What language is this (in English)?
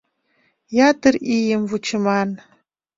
Mari